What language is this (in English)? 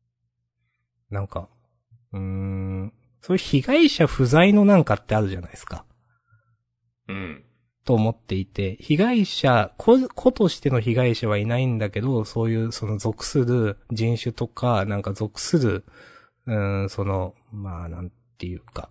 Japanese